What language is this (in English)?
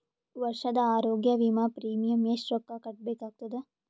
Kannada